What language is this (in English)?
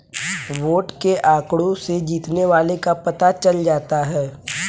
Hindi